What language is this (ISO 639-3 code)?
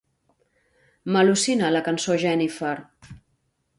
cat